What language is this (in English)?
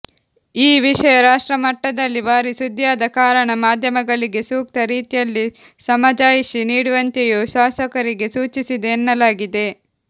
Kannada